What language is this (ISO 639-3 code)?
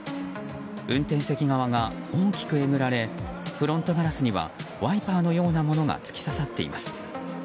jpn